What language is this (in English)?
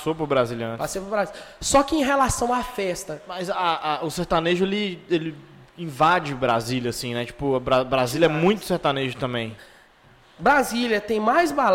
Portuguese